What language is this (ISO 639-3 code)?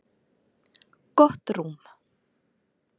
isl